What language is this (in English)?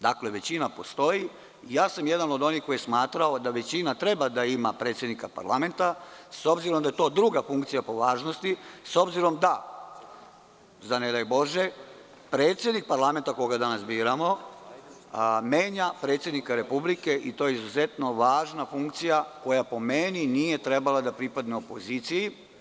Serbian